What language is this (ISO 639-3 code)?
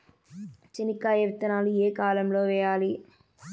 tel